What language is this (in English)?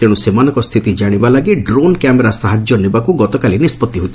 Odia